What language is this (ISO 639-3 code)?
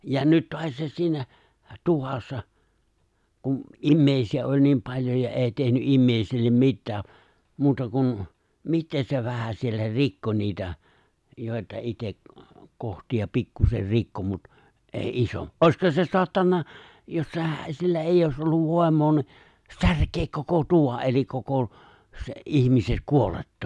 fin